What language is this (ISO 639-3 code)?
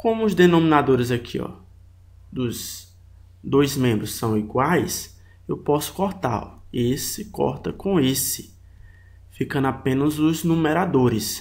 por